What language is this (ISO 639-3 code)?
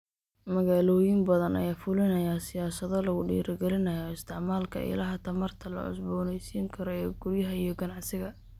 som